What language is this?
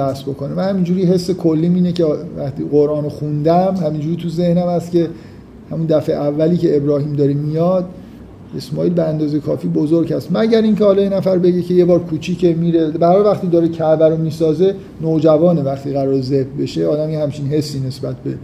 Persian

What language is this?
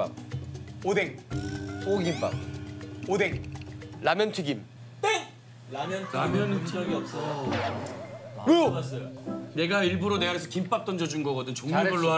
Korean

